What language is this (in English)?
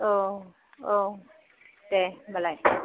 Bodo